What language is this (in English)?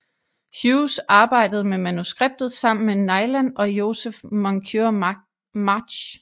Danish